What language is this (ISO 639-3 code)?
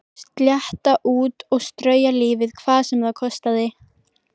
isl